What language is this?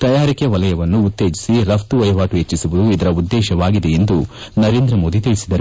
Kannada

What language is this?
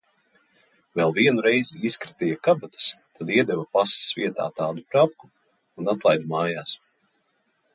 Latvian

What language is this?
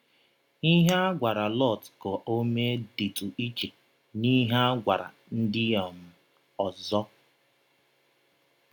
Igbo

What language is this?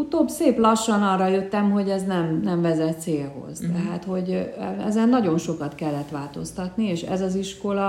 Hungarian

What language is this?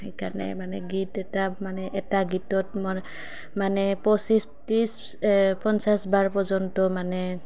Assamese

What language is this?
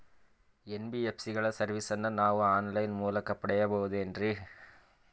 Kannada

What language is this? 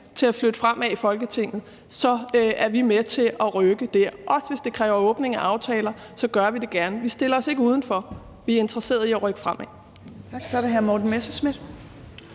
Danish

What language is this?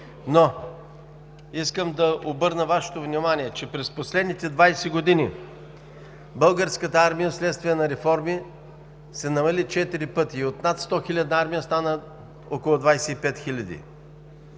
Bulgarian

